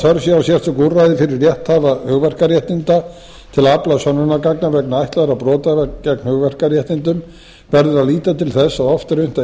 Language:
Icelandic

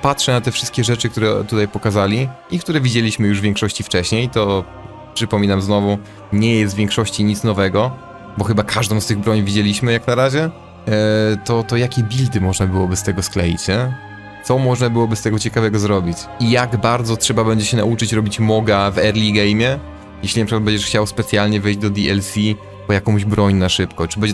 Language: Polish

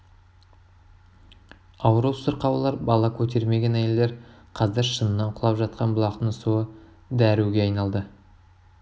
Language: Kazakh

